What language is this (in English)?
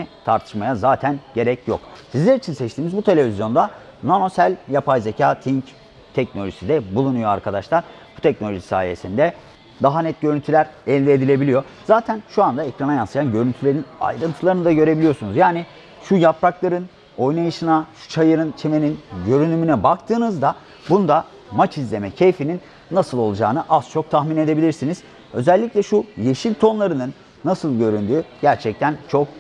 Turkish